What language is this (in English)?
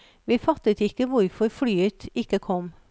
Norwegian